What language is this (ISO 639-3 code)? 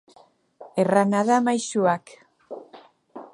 eus